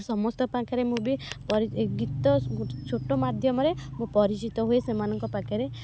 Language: Odia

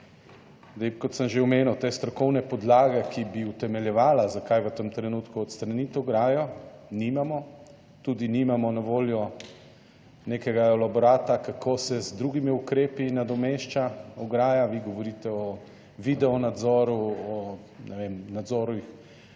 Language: Slovenian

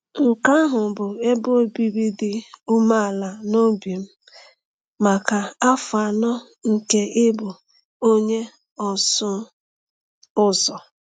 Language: Igbo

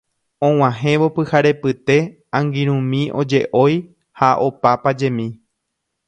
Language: Guarani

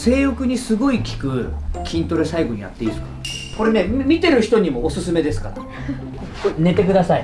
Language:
Japanese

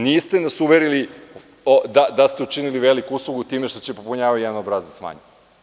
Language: Serbian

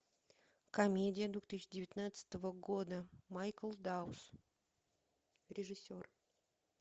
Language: Russian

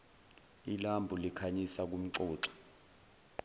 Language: Zulu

